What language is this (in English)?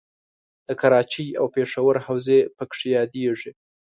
Pashto